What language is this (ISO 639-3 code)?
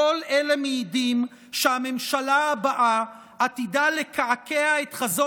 heb